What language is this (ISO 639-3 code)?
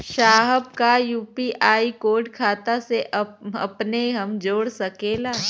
bho